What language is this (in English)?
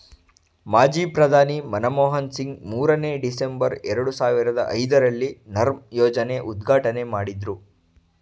Kannada